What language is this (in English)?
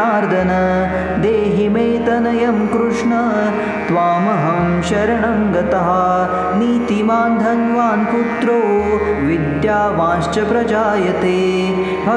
Marathi